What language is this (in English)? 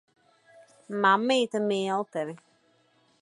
Latvian